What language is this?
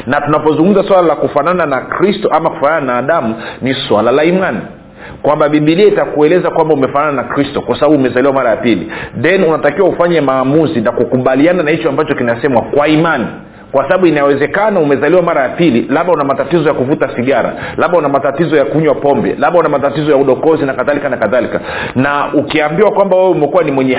Swahili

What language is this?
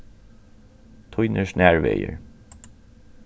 Faroese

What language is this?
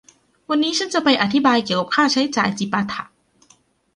Thai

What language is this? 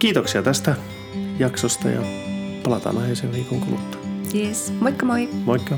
Finnish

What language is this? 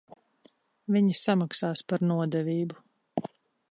Latvian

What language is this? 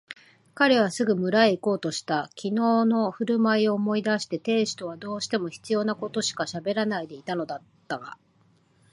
Japanese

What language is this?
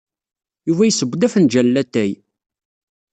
Kabyle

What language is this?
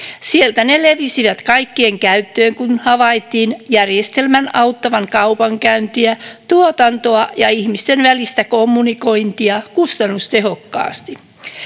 Finnish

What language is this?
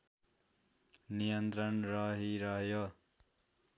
Nepali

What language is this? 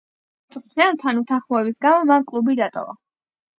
Georgian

